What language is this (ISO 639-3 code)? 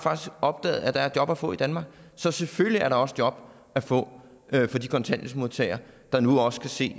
dan